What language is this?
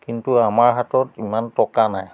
Assamese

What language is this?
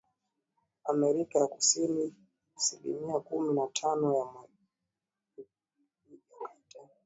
Swahili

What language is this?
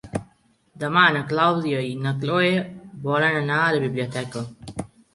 Catalan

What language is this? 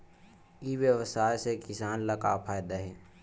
Chhattisgarhi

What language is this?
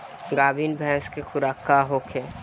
Bhojpuri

